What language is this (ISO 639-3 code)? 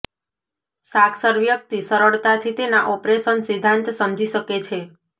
guj